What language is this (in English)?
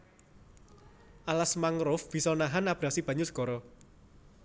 Javanese